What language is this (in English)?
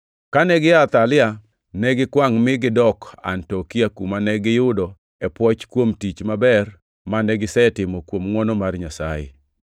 Luo (Kenya and Tanzania)